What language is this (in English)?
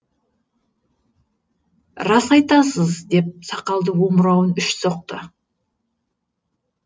Kazakh